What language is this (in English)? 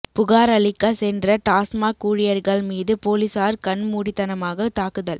Tamil